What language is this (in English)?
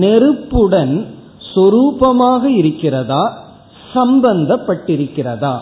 Tamil